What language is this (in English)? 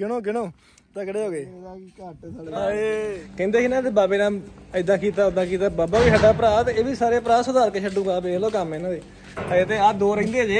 Punjabi